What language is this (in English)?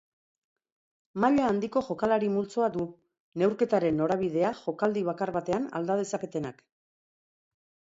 Basque